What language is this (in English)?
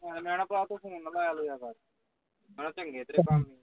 Punjabi